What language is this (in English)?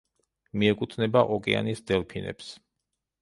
Georgian